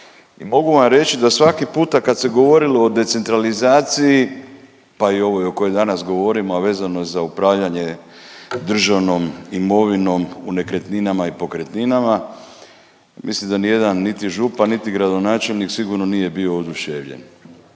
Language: Croatian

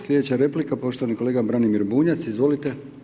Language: Croatian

